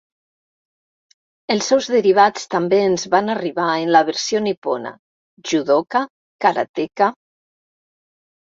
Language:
Catalan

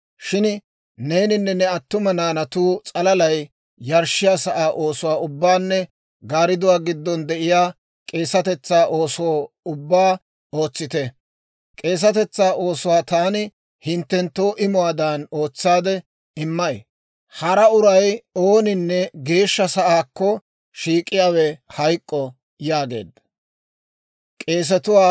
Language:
Dawro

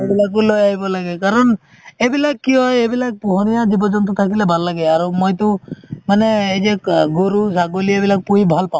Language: Assamese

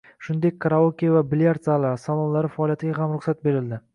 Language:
Uzbek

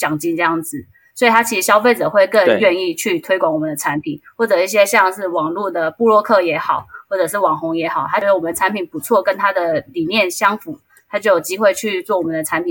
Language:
Chinese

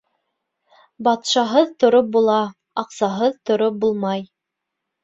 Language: Bashkir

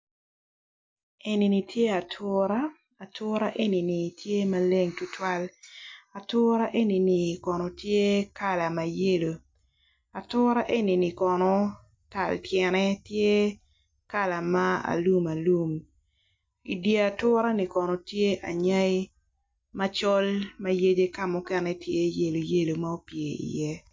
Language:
Acoli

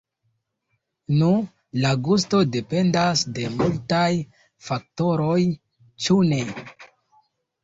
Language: Esperanto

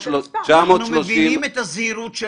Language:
Hebrew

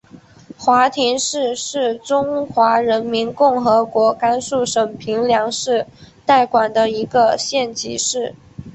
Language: Chinese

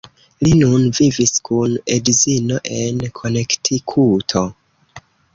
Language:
Esperanto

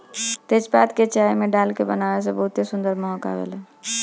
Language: Bhojpuri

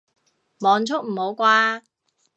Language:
Cantonese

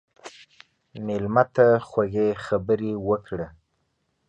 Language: Pashto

